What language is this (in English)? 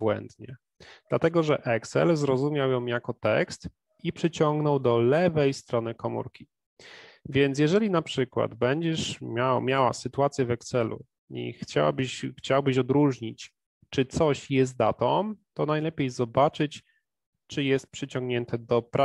Polish